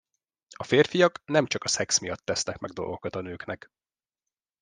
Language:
Hungarian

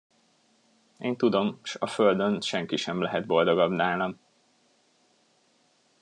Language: Hungarian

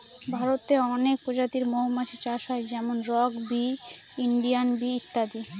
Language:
Bangla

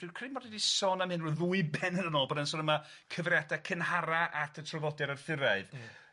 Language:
Welsh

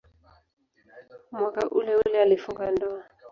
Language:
Swahili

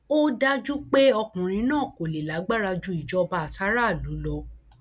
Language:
Yoruba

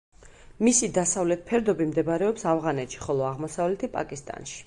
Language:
Georgian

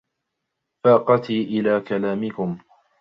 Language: Arabic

